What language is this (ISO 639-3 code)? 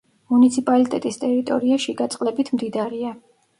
kat